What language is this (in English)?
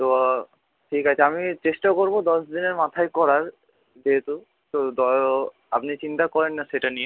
Bangla